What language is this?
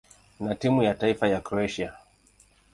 Swahili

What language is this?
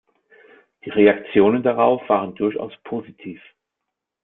German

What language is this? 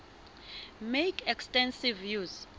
Southern Sotho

